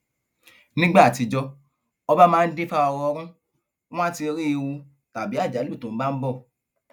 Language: Yoruba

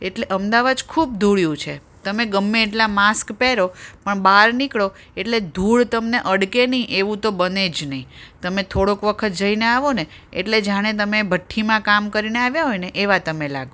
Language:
Gujarati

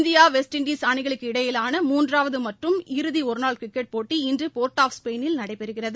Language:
Tamil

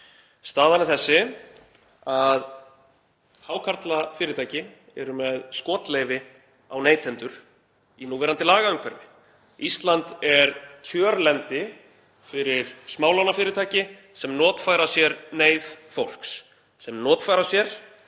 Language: Icelandic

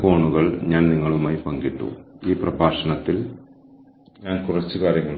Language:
Malayalam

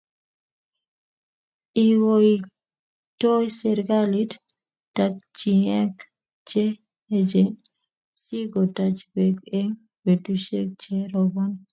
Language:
Kalenjin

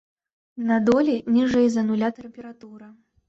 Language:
Belarusian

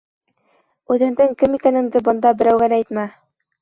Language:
Bashkir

